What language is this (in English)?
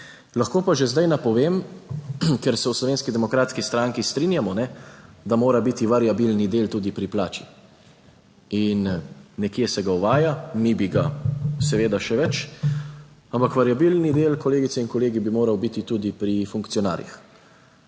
Slovenian